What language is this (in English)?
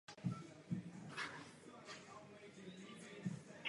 Czech